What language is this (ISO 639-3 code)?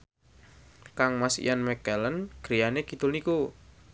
jav